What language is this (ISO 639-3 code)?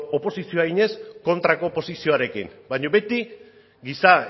eus